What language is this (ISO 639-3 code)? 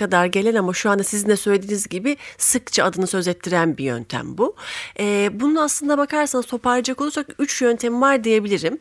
tur